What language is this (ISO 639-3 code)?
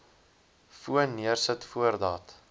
afr